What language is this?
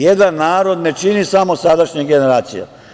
Serbian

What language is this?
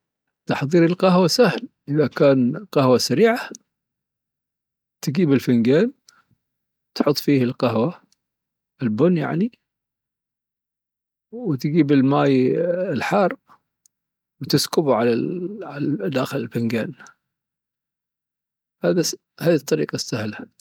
Dhofari Arabic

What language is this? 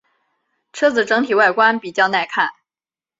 Chinese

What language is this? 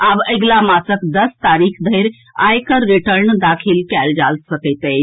Maithili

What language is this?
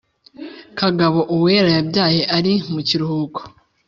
Kinyarwanda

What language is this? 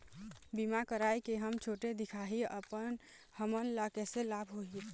Chhattisgarhi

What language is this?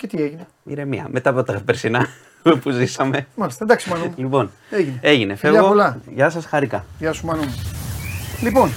Greek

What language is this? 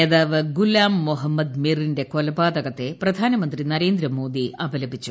Malayalam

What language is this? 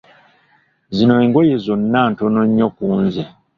Ganda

